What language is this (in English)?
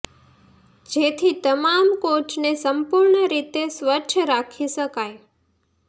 Gujarati